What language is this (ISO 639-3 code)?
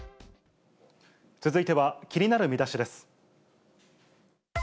jpn